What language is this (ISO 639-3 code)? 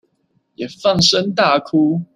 zho